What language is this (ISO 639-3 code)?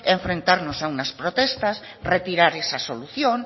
spa